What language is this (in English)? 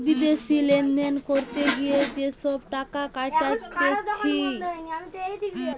Bangla